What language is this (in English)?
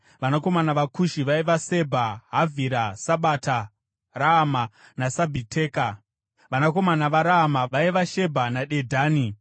Shona